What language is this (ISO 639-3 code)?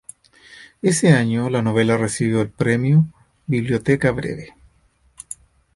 spa